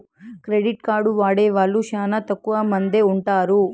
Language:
Telugu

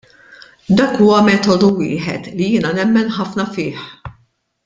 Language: Maltese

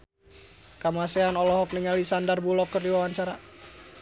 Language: Sundanese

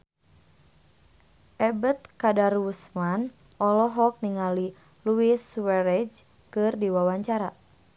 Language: Sundanese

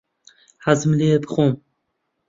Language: Central Kurdish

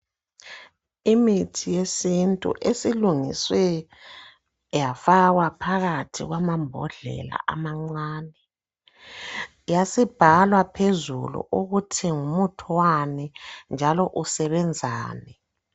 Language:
North Ndebele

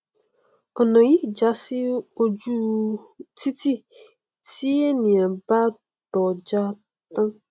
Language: Yoruba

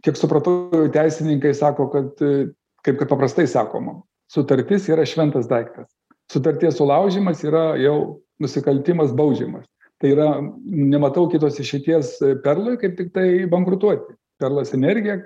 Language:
Lithuanian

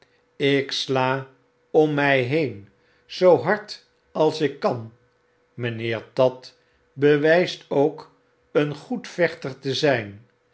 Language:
Dutch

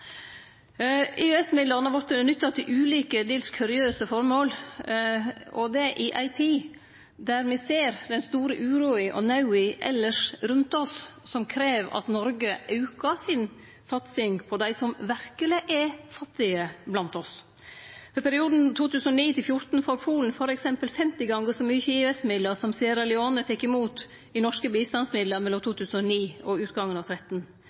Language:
Norwegian Nynorsk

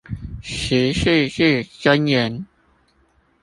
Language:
Chinese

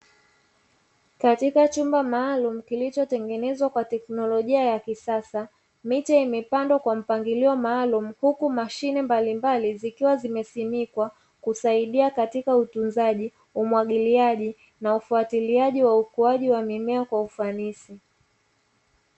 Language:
Swahili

